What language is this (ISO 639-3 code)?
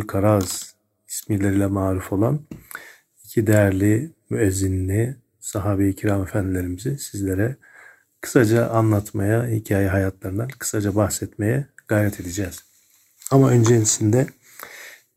tur